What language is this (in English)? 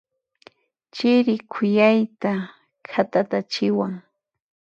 Puno Quechua